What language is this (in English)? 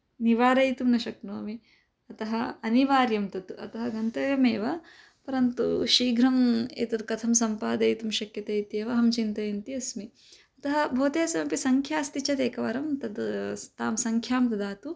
Sanskrit